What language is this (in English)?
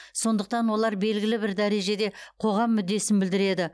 Kazakh